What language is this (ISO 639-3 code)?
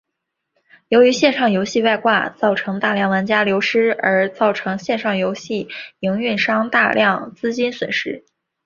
zho